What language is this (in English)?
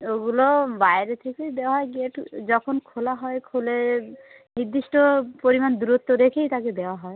Bangla